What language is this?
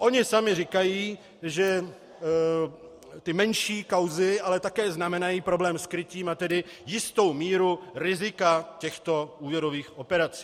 Czech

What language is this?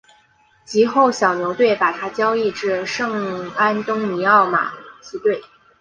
Chinese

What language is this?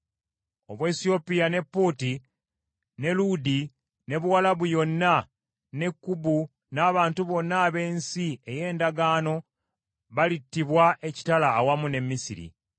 Ganda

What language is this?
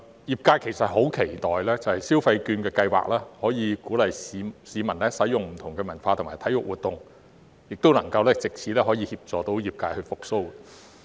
Cantonese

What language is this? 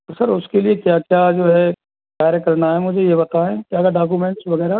Hindi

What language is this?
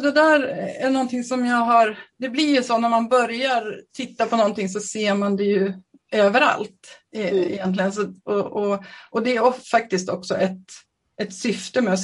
Swedish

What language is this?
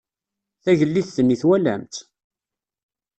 Kabyle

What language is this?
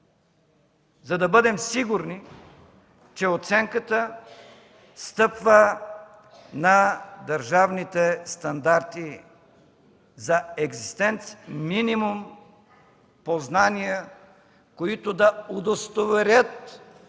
Bulgarian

